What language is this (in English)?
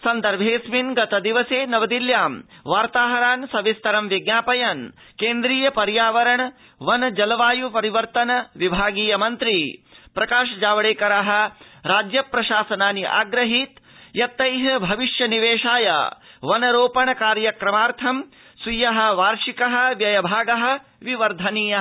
Sanskrit